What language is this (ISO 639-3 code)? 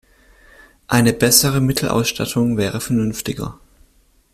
deu